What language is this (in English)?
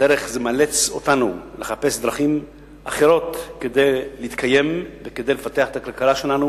Hebrew